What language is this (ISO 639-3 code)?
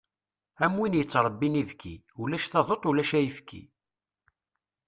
kab